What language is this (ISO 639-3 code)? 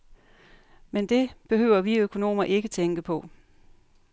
dan